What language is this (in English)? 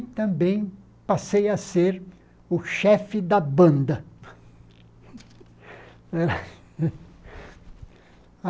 Portuguese